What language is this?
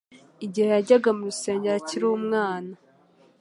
Kinyarwanda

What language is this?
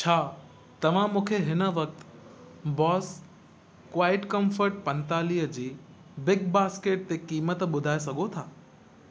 Sindhi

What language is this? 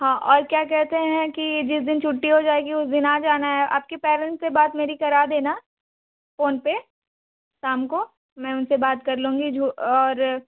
Hindi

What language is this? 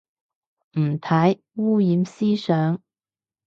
Cantonese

